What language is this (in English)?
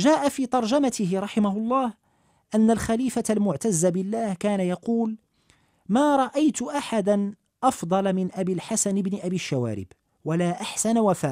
Arabic